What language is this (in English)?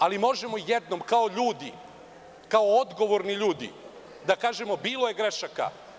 Serbian